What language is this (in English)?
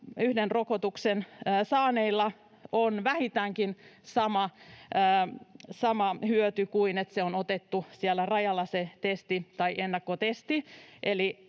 Finnish